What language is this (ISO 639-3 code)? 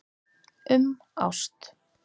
isl